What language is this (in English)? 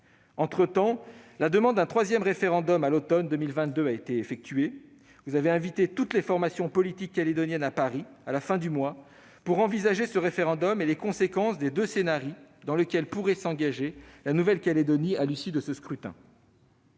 French